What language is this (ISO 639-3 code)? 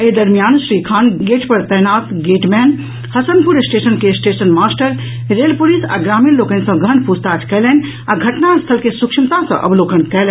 mai